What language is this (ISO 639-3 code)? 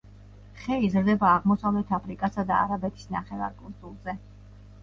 kat